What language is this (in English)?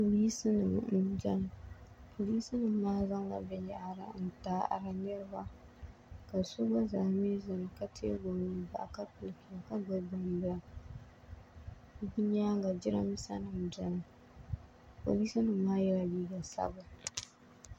Dagbani